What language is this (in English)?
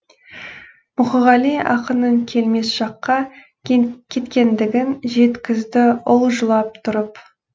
Kazakh